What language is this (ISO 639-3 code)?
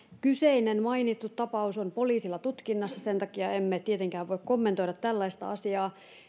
fin